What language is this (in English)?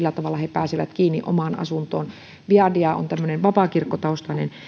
Finnish